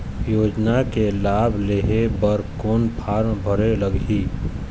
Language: Chhattisgarhi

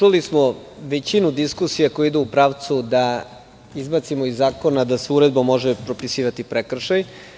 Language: Serbian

